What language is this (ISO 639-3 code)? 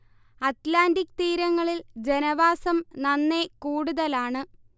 mal